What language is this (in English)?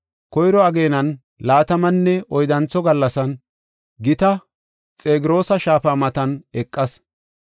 Gofa